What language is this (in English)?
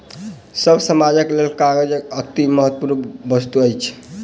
Maithili